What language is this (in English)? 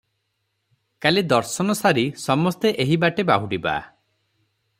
Odia